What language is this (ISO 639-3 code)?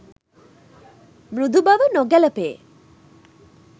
sin